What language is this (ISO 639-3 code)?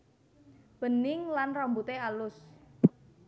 jav